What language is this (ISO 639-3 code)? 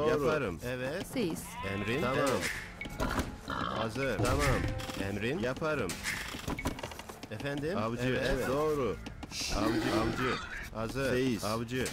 tur